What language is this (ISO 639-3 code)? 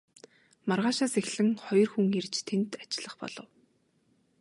mon